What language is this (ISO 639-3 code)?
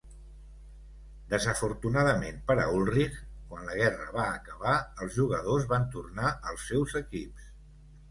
cat